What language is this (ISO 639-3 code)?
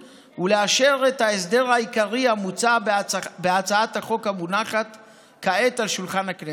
heb